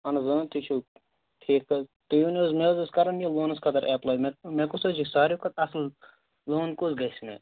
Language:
Kashmiri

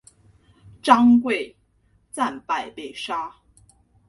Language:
Chinese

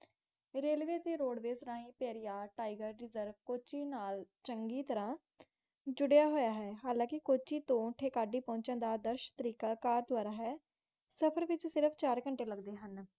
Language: Punjabi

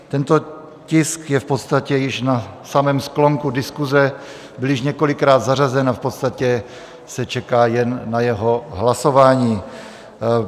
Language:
Czech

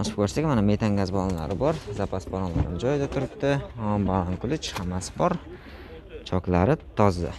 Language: Turkish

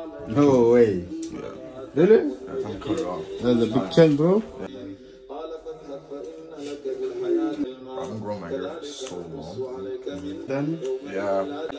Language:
Arabic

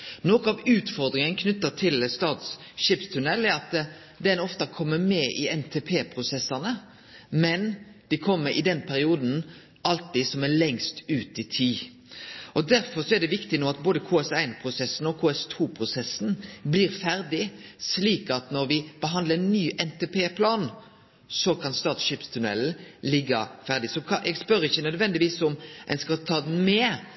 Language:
Norwegian Nynorsk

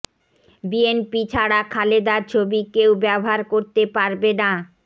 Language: Bangla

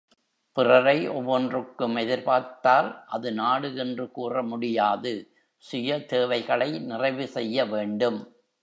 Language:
Tamil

